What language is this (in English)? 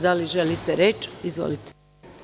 Serbian